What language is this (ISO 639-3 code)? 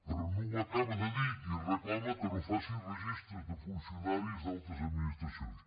cat